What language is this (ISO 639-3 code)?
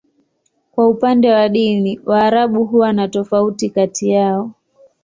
swa